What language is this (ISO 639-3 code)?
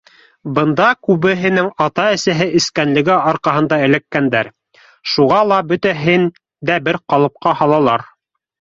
bak